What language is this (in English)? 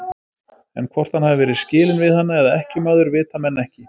Icelandic